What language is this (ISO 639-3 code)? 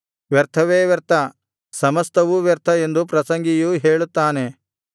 kan